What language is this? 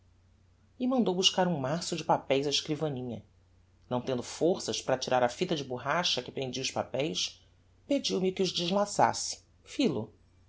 Portuguese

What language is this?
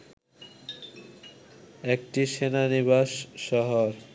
Bangla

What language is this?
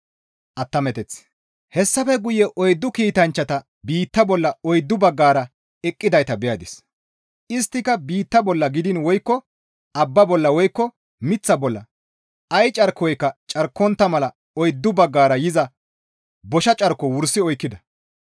Gamo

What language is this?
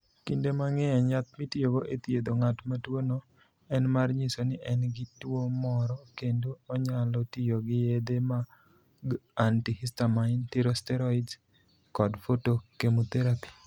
Luo (Kenya and Tanzania)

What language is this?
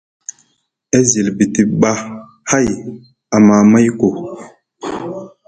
Musgu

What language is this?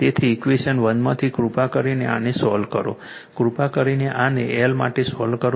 Gujarati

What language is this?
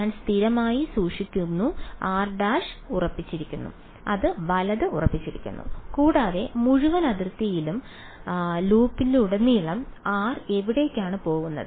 Malayalam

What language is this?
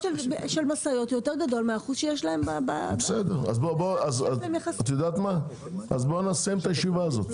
Hebrew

